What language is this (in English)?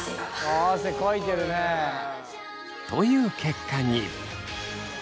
Japanese